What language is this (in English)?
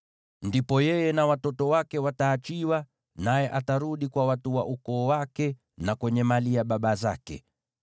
Swahili